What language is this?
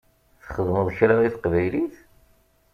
Kabyle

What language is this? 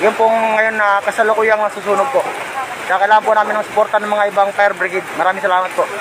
Filipino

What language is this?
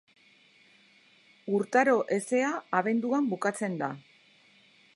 Basque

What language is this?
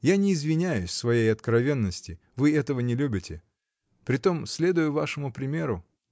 Russian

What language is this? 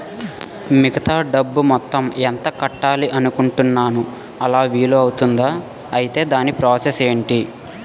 Telugu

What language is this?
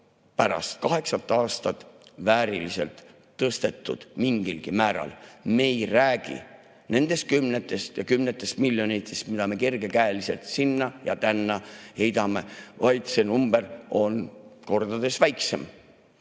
Estonian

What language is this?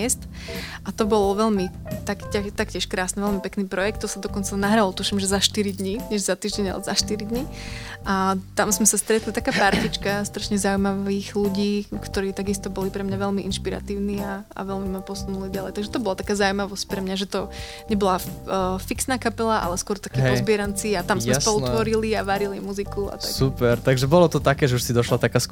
Slovak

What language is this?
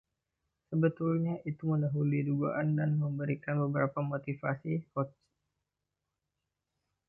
Indonesian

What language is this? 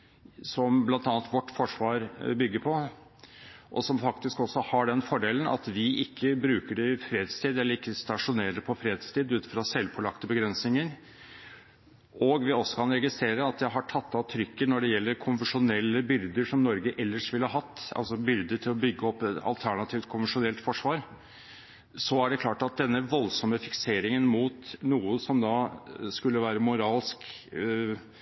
Norwegian Bokmål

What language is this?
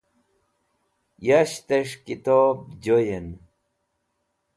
Wakhi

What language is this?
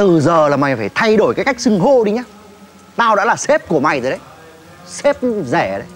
Vietnamese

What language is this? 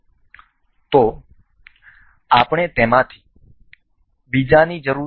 Gujarati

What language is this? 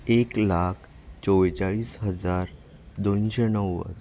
Konkani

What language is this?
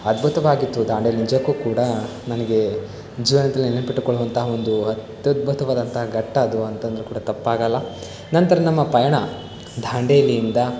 Kannada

